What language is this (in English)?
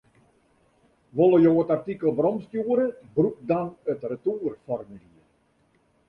Western Frisian